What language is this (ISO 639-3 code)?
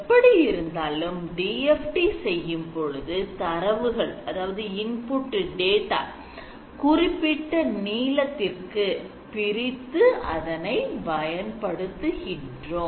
tam